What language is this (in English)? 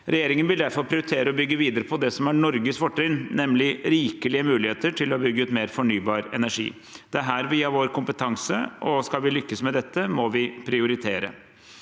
Norwegian